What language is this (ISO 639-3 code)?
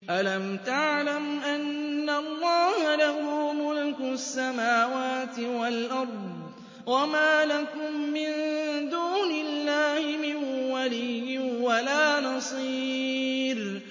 ara